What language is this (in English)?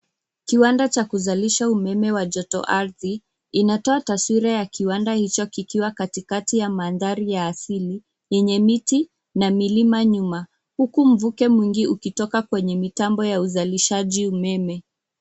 Swahili